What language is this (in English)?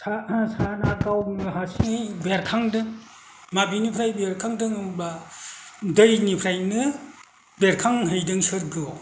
Bodo